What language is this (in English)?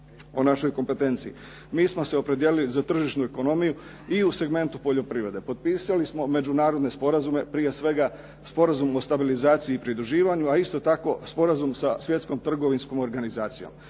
Croatian